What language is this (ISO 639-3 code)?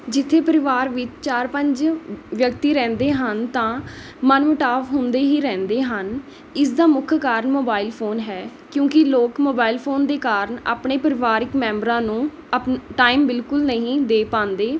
pan